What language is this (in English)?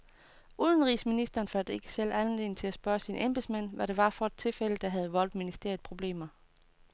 Danish